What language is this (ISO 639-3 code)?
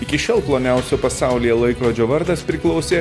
lit